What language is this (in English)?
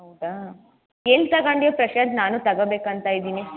Kannada